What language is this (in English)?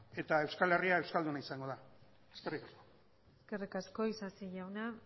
Basque